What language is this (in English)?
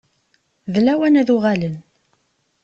Kabyle